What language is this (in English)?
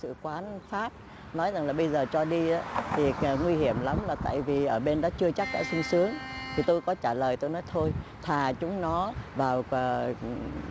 Vietnamese